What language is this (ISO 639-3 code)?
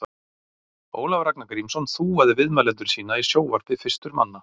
isl